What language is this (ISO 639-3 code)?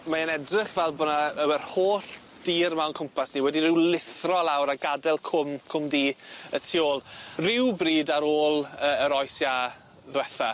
cym